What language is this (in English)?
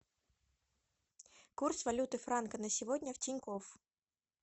Russian